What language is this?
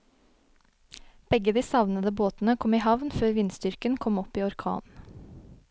Norwegian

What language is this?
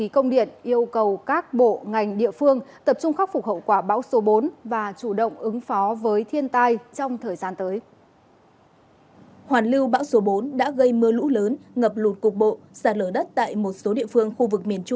Vietnamese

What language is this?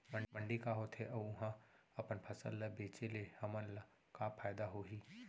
Chhattisgarhi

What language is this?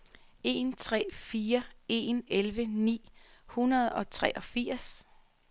Danish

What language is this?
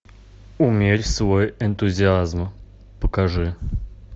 Russian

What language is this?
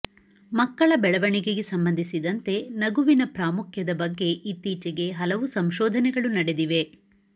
Kannada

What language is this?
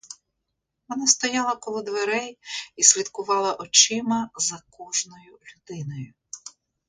Ukrainian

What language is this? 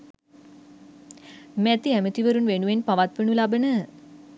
Sinhala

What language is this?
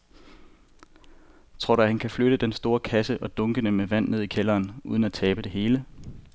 Danish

